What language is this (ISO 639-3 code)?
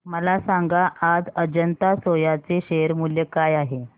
mar